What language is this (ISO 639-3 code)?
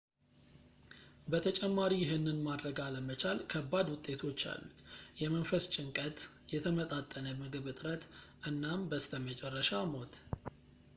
amh